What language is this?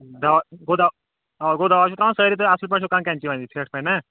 Kashmiri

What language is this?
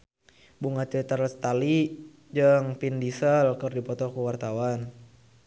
Sundanese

